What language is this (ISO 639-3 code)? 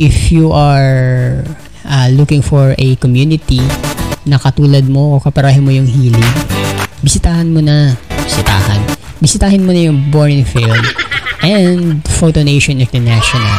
fil